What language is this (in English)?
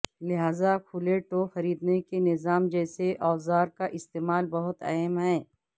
Urdu